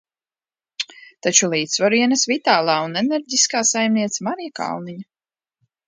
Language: Latvian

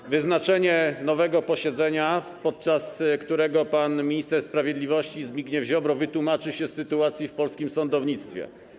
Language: Polish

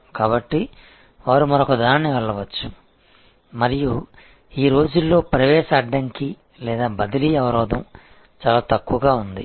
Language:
Telugu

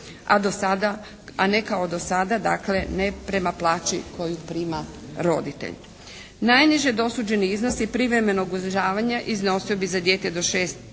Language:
Croatian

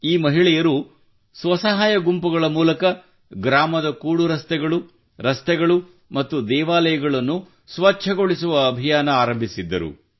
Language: Kannada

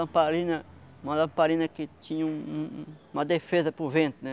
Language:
Portuguese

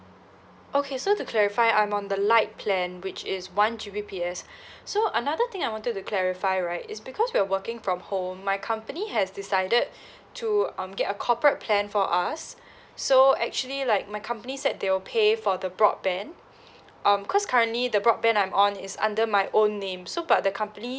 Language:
English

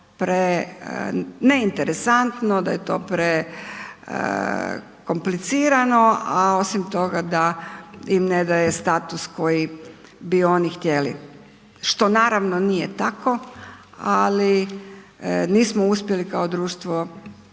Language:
Croatian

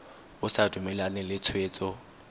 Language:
Tswana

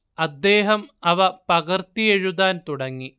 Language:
Malayalam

